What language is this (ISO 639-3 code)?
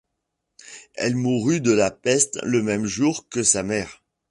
fra